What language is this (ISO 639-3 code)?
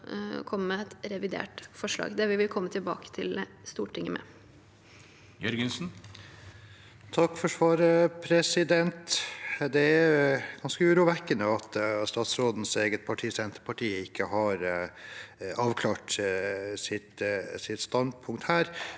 nor